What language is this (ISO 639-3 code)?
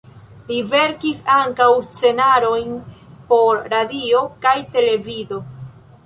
epo